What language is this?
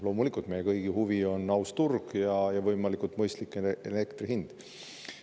Estonian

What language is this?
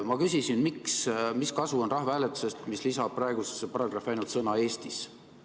Estonian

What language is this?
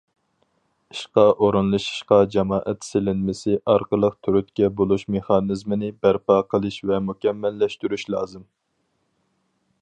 Uyghur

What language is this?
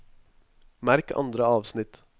Norwegian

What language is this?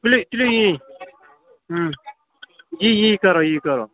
Kashmiri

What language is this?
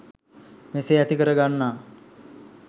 Sinhala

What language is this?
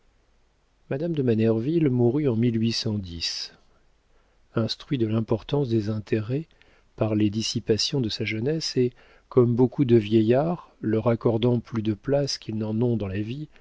French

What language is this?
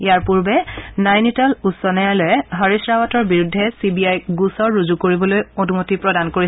Assamese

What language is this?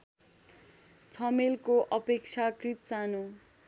Nepali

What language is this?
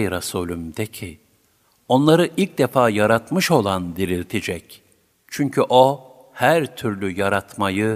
Turkish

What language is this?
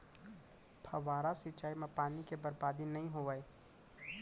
Chhattisgarhi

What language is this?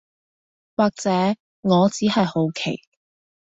Cantonese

